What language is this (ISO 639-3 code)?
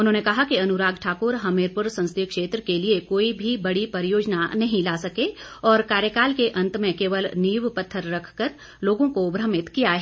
hin